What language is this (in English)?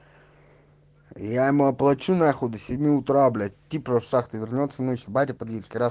Russian